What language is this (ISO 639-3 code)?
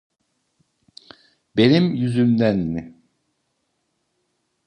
tur